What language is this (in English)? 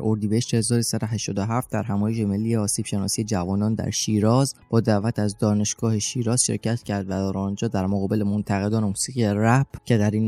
Persian